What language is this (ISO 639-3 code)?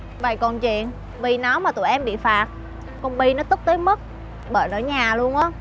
vie